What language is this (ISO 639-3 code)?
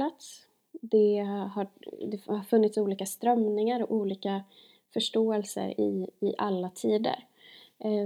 swe